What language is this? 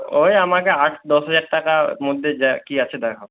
Bangla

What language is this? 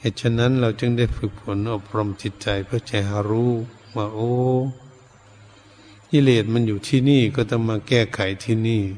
Thai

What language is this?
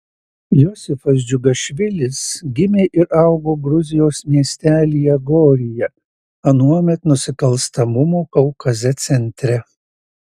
Lithuanian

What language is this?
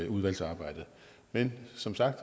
Danish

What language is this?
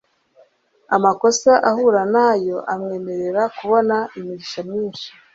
Kinyarwanda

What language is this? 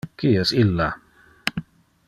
Interlingua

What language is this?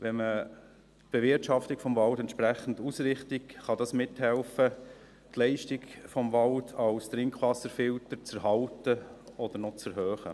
Swiss German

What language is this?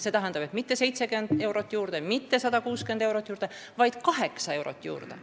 Estonian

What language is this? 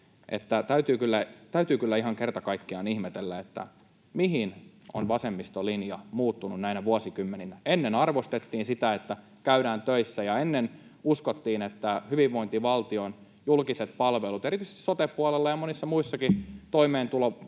Finnish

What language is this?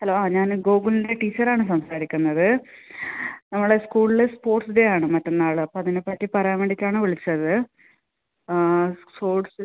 Malayalam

